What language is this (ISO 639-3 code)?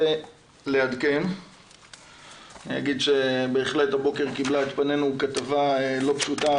heb